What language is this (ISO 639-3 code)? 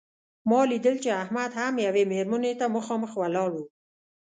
pus